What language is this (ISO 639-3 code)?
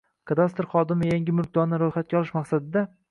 uzb